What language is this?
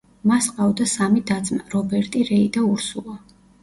Georgian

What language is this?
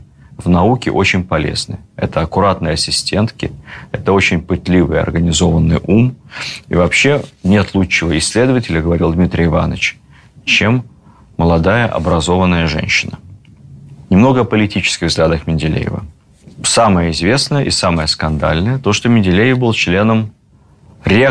Russian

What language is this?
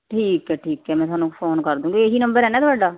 Punjabi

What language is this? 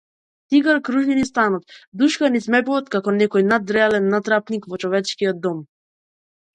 Macedonian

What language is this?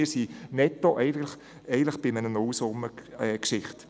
Swiss German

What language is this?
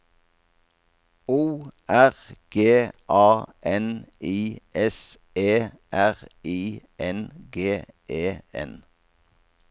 Norwegian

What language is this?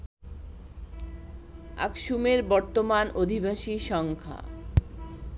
Bangla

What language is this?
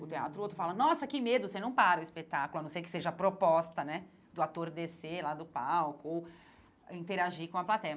Portuguese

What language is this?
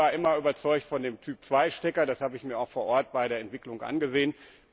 German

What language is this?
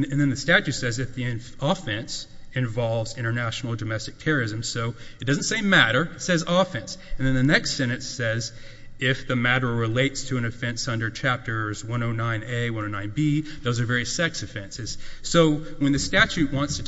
English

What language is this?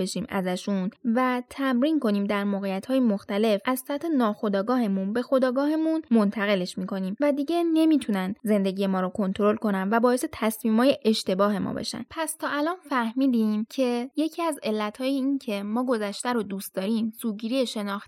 Persian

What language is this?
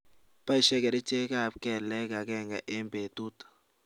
Kalenjin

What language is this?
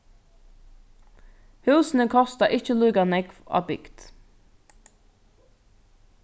Faroese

